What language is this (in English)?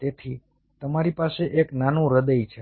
Gujarati